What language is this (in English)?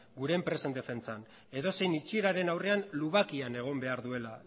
Basque